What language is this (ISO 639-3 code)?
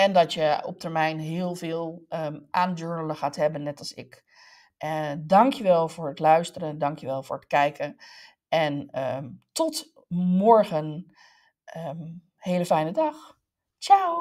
nld